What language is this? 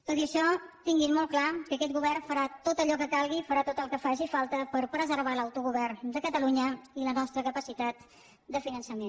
Catalan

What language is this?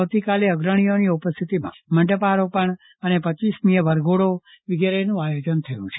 Gujarati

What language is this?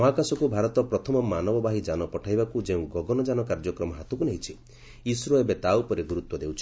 Odia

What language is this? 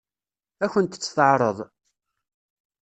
Kabyle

